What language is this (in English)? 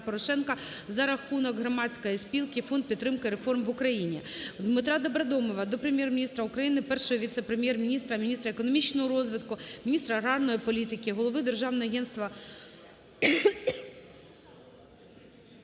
Ukrainian